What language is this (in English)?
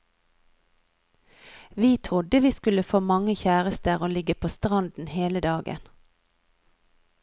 Norwegian